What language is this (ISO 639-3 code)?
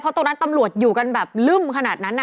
tha